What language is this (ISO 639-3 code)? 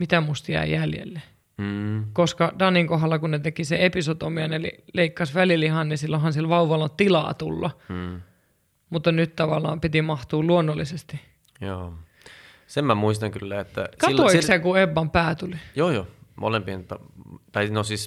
fin